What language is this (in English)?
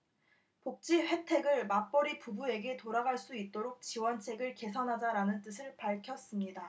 Korean